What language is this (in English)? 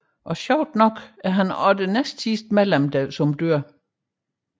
Danish